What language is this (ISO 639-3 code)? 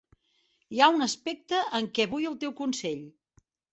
cat